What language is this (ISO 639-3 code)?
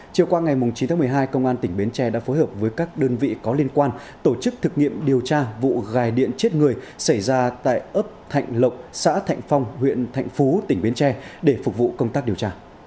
vie